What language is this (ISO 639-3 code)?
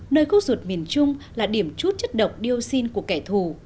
vie